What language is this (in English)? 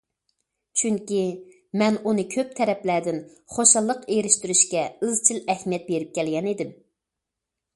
Uyghur